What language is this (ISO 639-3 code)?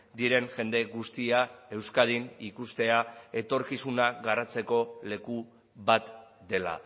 eus